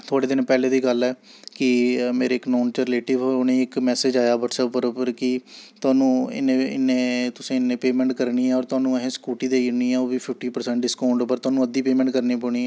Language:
Dogri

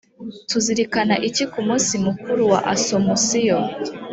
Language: Kinyarwanda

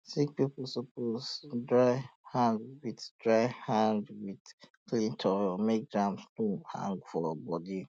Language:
Nigerian Pidgin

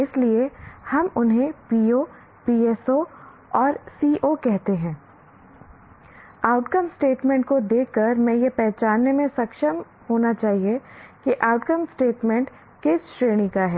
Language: Hindi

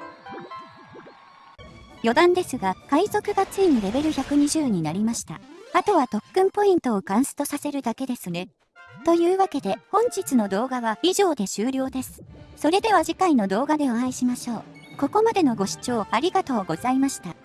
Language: Japanese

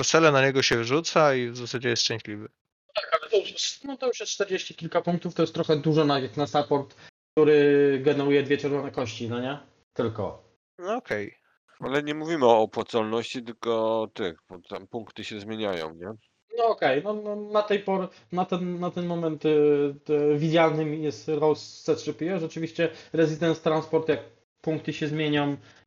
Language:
Polish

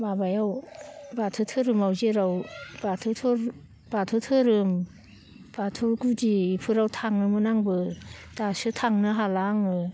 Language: Bodo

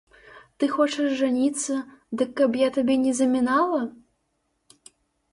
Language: Belarusian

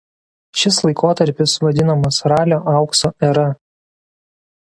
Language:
Lithuanian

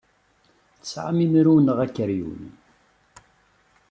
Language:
Kabyle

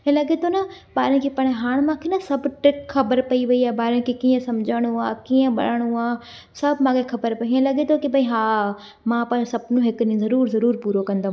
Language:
Sindhi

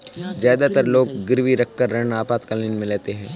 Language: Hindi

